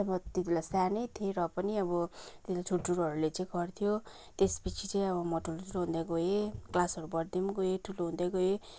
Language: Nepali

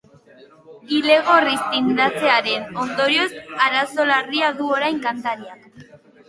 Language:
Basque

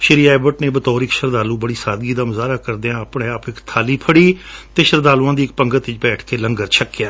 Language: Punjabi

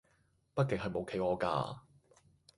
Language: Cantonese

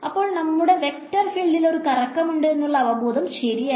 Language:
Malayalam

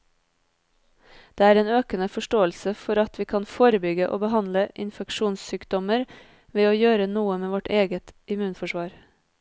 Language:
Norwegian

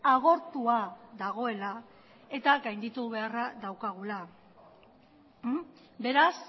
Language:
Basque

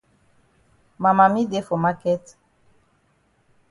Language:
Cameroon Pidgin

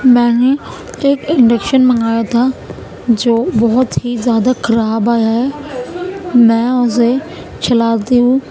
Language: Urdu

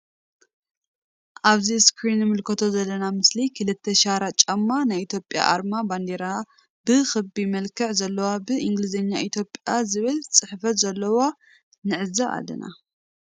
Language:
Tigrinya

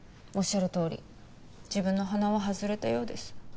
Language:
Japanese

